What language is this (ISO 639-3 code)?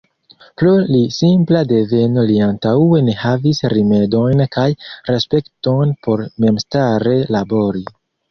epo